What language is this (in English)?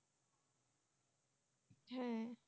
Bangla